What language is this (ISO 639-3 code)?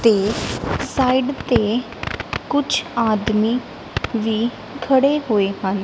pan